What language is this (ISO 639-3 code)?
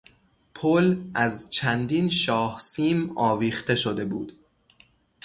fas